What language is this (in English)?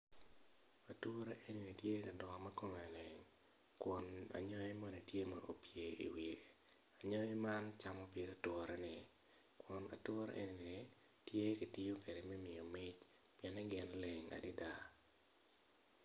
Acoli